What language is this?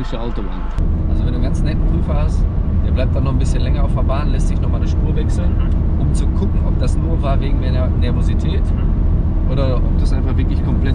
German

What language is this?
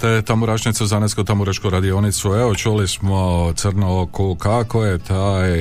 Croatian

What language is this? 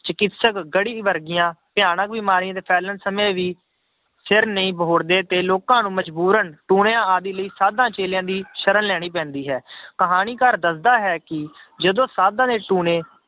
Punjabi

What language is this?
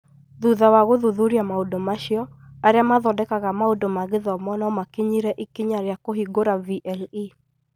Kikuyu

